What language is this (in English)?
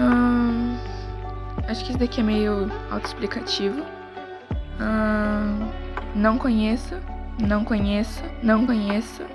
Portuguese